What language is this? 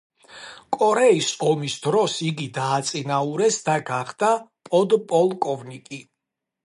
Georgian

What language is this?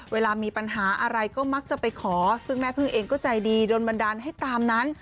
Thai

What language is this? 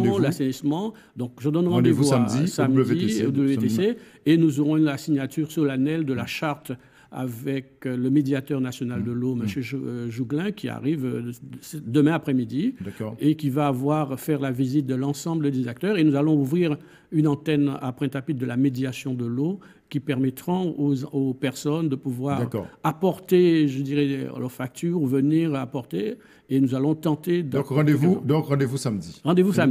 French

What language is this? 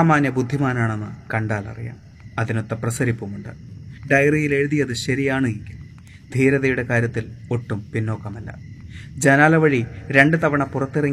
Malayalam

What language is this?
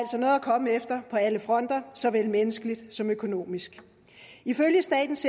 Danish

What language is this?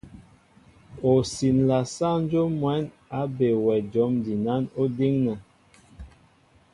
Mbo (Cameroon)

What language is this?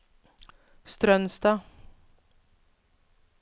Norwegian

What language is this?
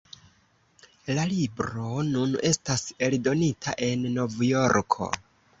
Esperanto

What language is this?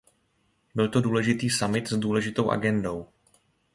Czech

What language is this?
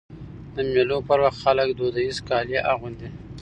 Pashto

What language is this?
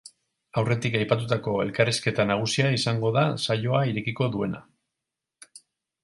Basque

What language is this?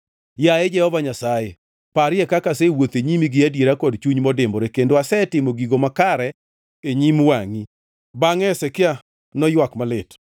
Luo (Kenya and Tanzania)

